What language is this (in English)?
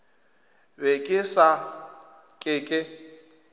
Northern Sotho